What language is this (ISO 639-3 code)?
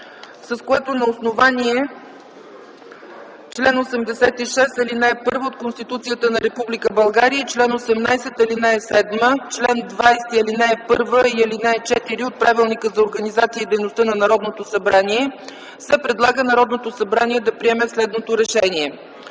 bul